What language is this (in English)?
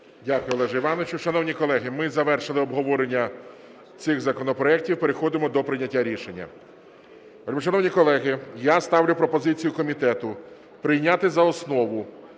Ukrainian